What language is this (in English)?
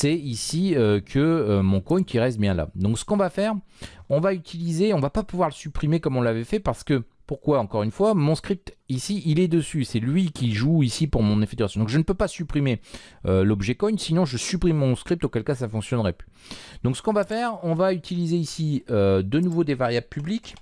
French